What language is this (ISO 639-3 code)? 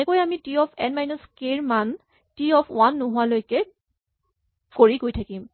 asm